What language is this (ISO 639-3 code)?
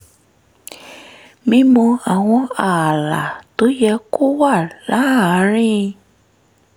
yor